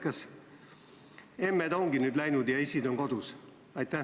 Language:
Estonian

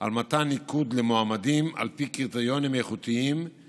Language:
Hebrew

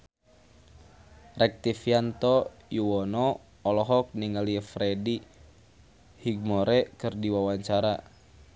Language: Sundanese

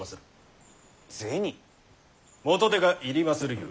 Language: Japanese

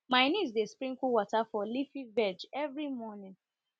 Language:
Nigerian Pidgin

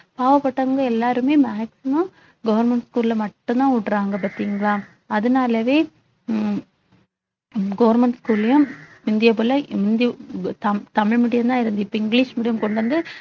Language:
Tamil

